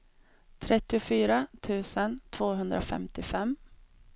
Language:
Swedish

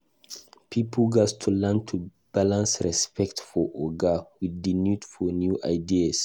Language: Nigerian Pidgin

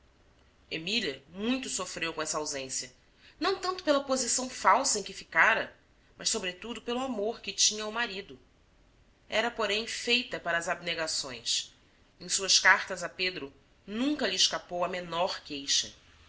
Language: Portuguese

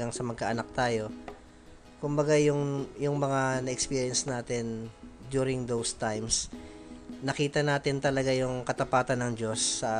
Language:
Filipino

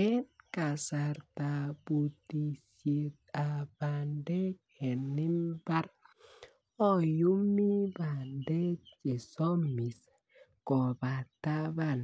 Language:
Kalenjin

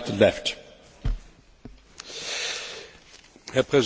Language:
German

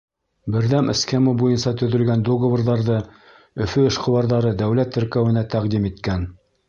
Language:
Bashkir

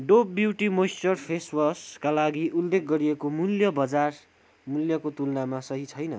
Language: Nepali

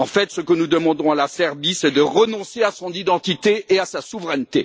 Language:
French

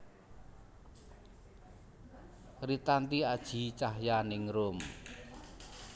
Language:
Javanese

